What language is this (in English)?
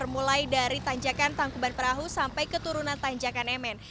Indonesian